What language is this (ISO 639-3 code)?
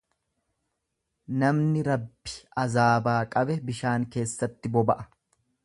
orm